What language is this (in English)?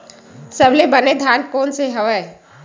Chhattisgarhi